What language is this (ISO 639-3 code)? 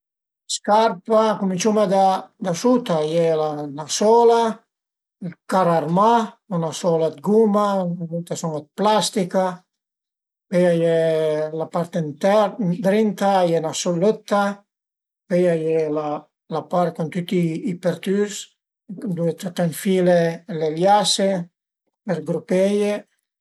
pms